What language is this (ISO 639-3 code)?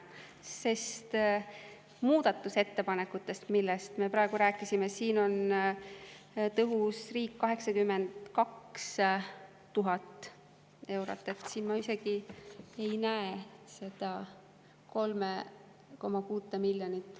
est